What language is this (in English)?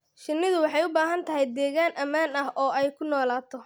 Somali